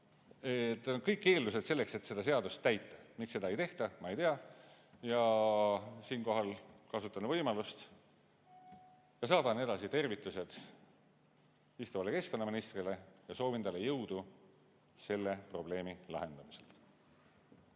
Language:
Estonian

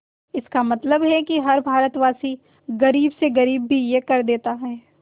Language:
Hindi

